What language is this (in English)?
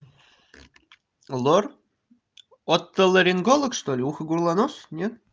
Russian